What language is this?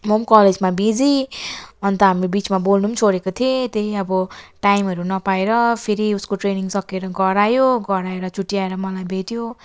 Nepali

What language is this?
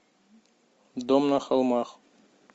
Russian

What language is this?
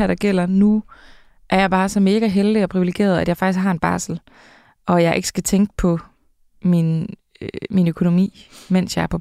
Danish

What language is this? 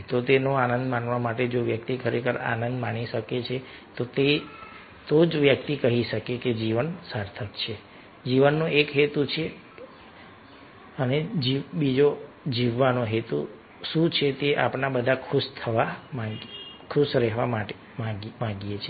Gujarati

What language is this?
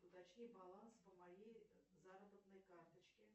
Russian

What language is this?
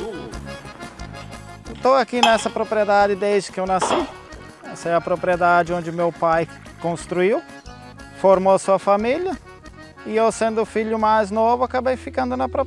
Portuguese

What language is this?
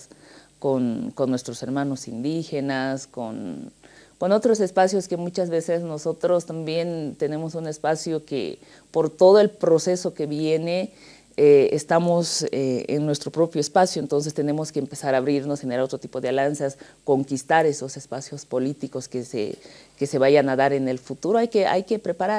Spanish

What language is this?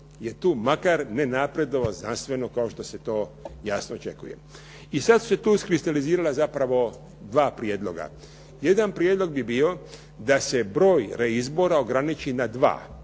Croatian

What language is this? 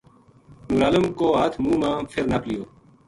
Gujari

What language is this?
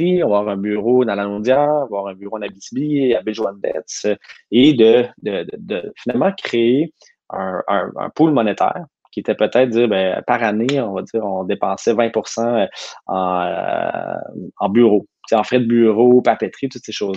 French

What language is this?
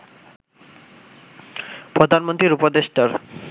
Bangla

